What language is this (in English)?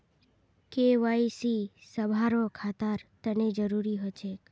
Magahi